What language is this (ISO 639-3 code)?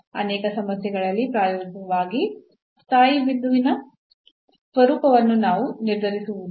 kan